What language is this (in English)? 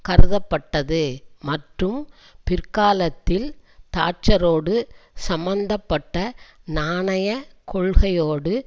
Tamil